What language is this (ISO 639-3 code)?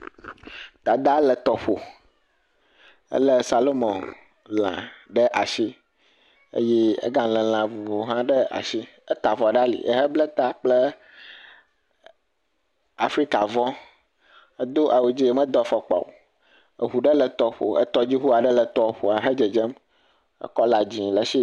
ewe